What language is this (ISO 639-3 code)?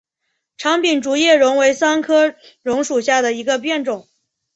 zho